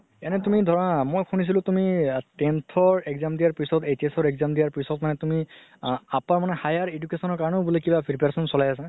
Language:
Assamese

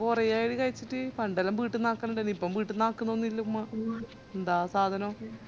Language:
Malayalam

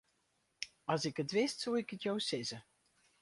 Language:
Western Frisian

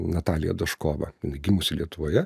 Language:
Lithuanian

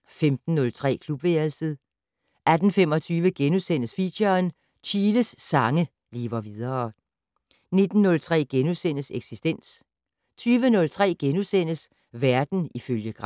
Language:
Danish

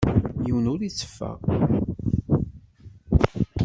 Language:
Kabyle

